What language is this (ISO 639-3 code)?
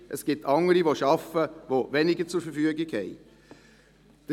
gsw